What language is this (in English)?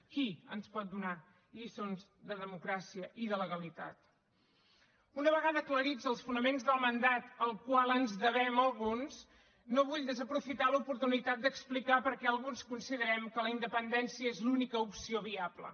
Catalan